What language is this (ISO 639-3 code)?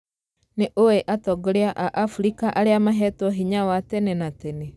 kik